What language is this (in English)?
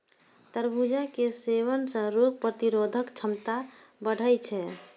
Maithili